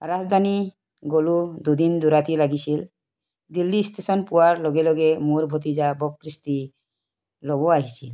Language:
Assamese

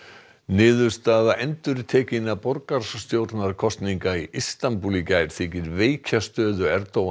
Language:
Icelandic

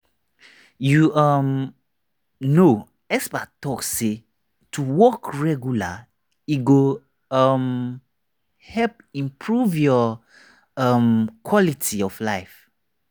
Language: Nigerian Pidgin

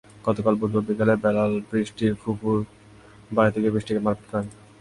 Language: Bangla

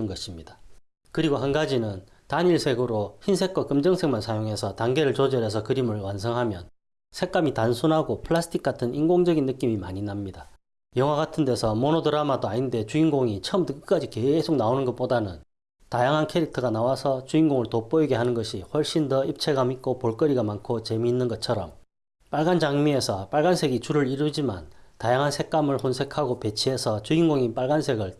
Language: Korean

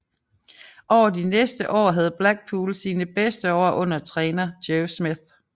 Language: Danish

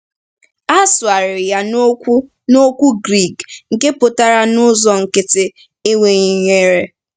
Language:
Igbo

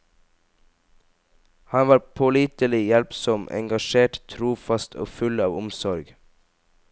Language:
Norwegian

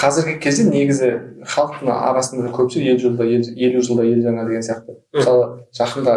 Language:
Turkish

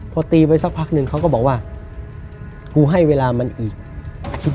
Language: Thai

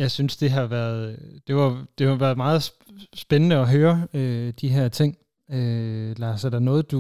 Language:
Danish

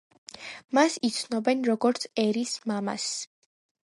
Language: Georgian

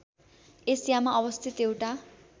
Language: Nepali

